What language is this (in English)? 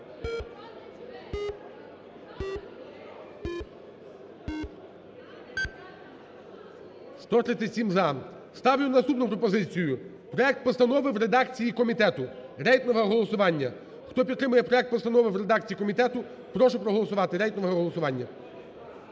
Ukrainian